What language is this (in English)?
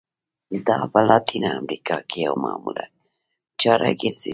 Pashto